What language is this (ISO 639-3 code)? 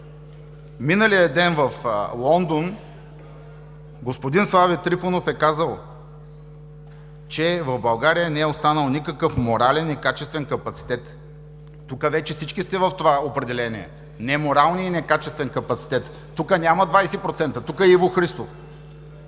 bul